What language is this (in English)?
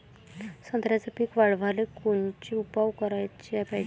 Marathi